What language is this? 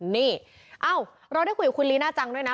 Thai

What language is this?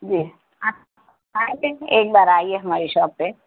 Urdu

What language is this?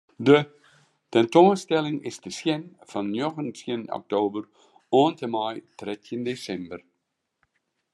Western Frisian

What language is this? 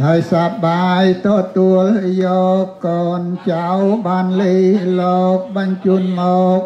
Vietnamese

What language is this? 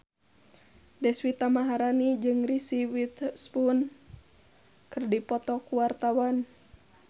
Sundanese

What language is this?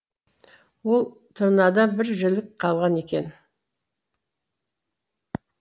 Kazakh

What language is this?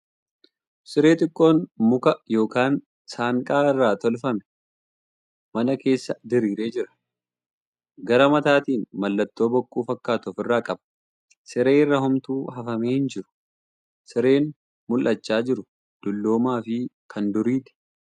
Oromo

